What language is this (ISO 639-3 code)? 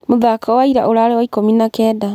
kik